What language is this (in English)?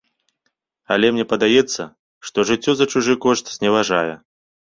Belarusian